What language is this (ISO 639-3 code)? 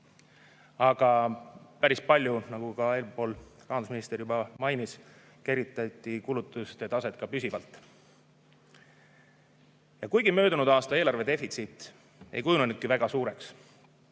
est